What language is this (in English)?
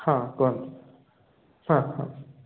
Odia